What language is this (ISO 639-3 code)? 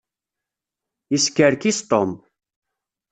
kab